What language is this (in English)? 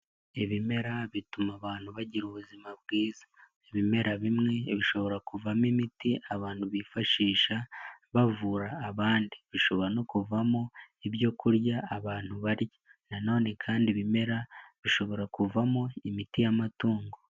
Kinyarwanda